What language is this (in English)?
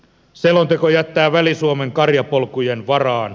Finnish